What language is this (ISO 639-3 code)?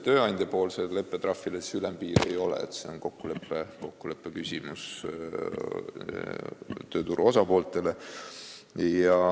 est